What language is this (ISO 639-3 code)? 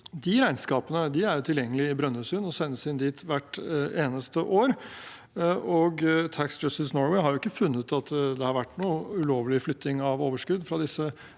nor